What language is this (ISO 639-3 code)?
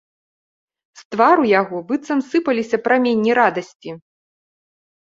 bel